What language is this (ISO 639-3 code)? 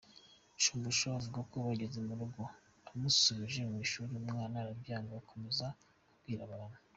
kin